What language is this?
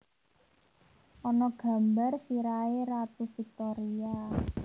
Javanese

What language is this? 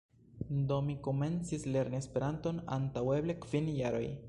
Esperanto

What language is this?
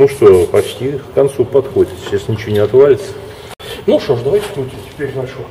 Russian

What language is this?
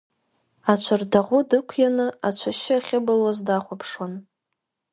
Abkhazian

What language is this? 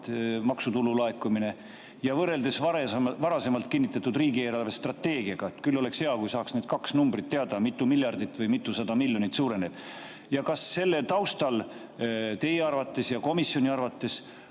Estonian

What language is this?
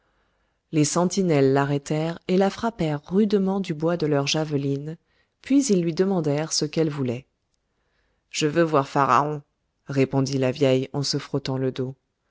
French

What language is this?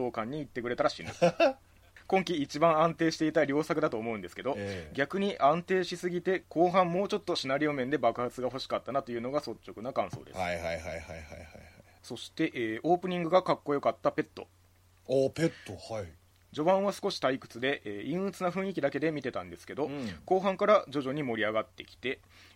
Japanese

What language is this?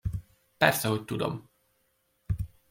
Hungarian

